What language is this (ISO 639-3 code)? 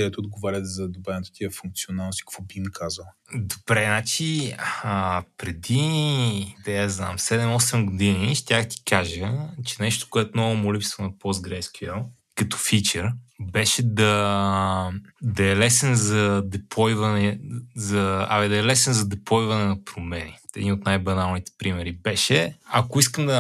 bul